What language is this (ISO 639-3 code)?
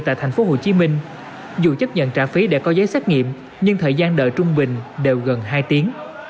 vie